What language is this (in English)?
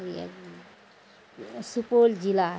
Maithili